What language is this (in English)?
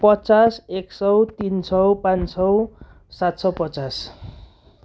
Nepali